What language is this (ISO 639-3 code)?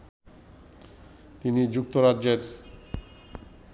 ben